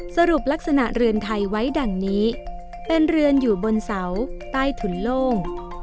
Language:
Thai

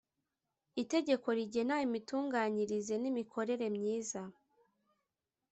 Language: Kinyarwanda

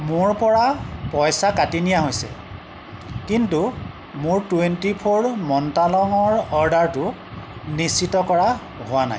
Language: Assamese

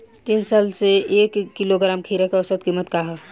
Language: Bhojpuri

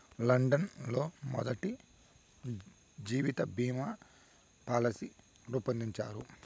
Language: Telugu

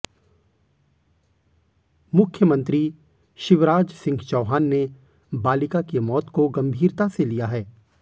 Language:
Hindi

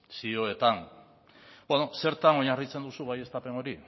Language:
Basque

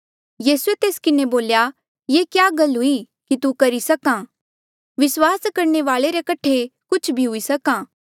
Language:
Mandeali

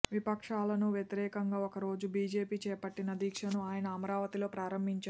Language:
Telugu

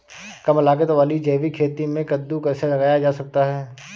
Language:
Hindi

